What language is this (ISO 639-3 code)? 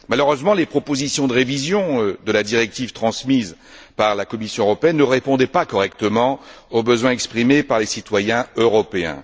fra